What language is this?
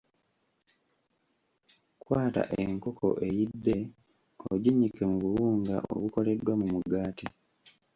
Ganda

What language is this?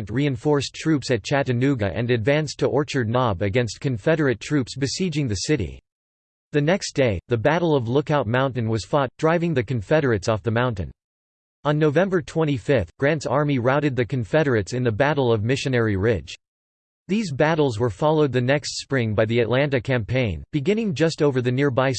English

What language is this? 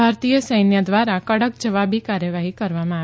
Gujarati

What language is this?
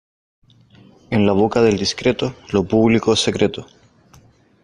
Spanish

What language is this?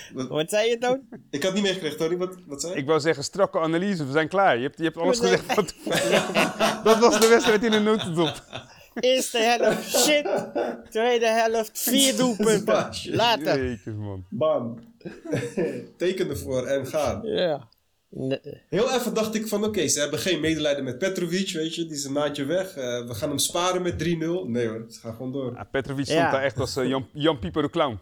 Dutch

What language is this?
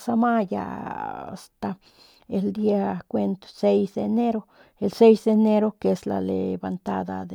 Northern Pame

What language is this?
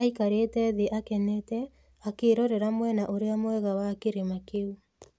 Kikuyu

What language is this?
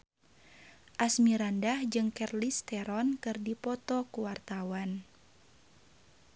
Sundanese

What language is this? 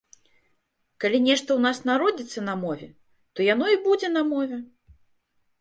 Belarusian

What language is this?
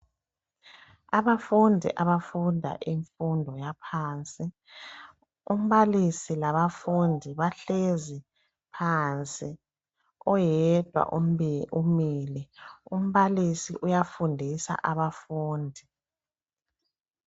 North Ndebele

